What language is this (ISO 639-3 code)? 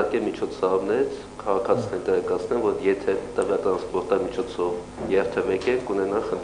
ron